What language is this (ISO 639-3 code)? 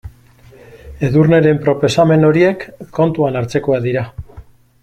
eus